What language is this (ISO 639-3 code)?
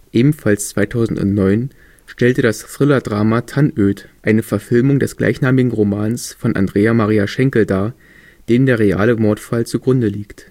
deu